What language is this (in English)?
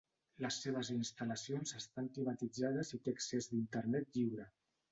Catalan